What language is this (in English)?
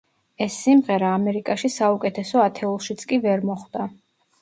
Georgian